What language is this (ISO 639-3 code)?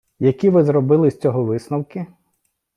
ukr